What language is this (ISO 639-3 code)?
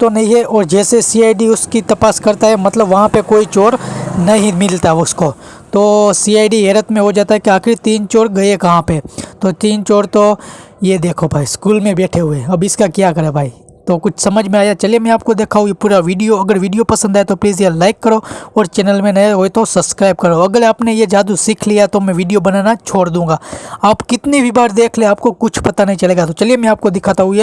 hin